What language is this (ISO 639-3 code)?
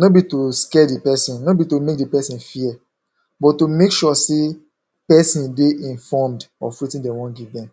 pcm